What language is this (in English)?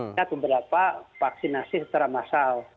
Indonesian